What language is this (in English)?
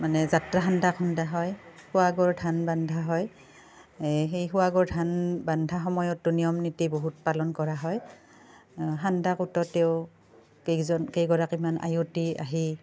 Assamese